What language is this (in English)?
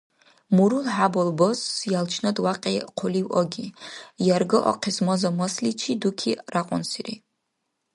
Dargwa